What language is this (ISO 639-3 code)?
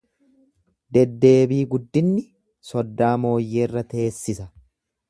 orm